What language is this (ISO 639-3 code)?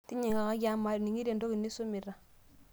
mas